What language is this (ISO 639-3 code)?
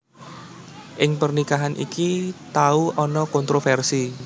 jav